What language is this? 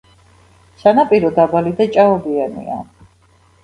Georgian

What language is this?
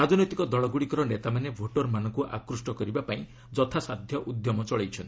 Odia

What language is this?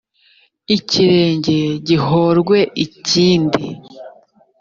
Kinyarwanda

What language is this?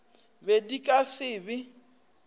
Northern Sotho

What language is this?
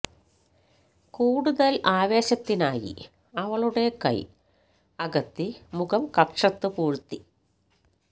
Malayalam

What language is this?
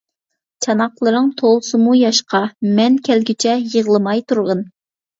Uyghur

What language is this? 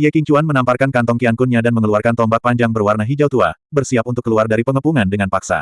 Indonesian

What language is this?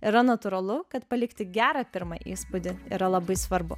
Lithuanian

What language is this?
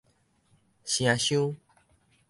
Min Nan Chinese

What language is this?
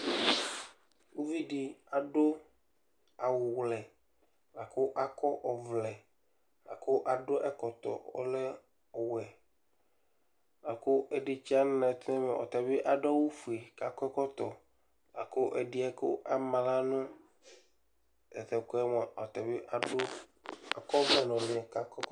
Ikposo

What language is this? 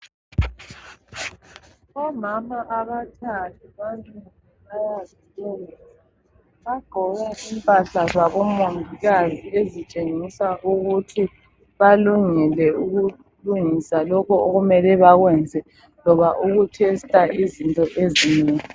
North Ndebele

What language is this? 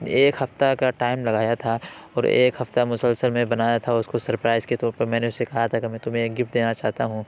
Urdu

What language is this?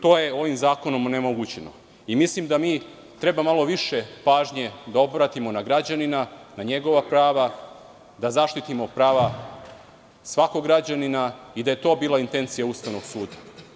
Serbian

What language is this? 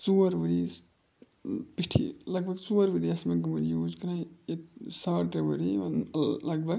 Kashmiri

